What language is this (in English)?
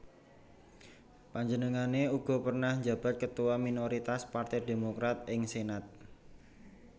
Javanese